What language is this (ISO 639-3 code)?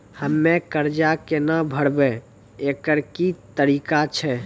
mai